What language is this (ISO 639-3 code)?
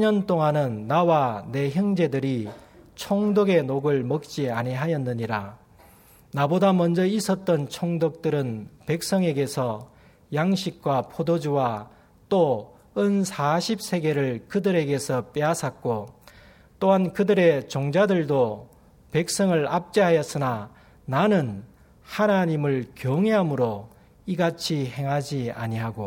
kor